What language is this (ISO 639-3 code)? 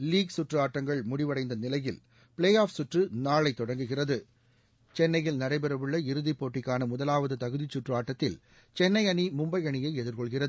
tam